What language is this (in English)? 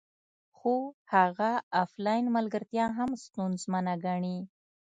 Pashto